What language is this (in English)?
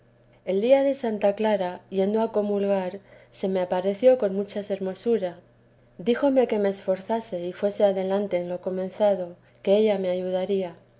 Spanish